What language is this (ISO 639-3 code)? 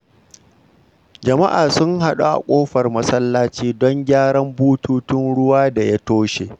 hau